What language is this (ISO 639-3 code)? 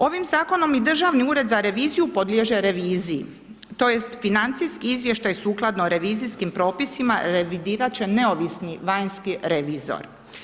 hrv